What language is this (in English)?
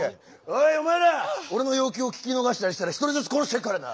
Japanese